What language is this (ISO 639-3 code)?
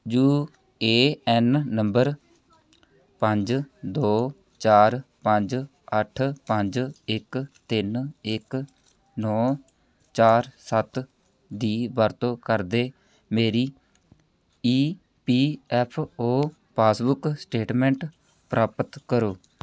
pan